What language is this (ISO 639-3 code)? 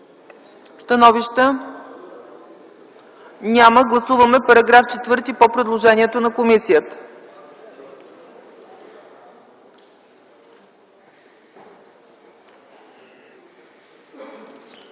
bul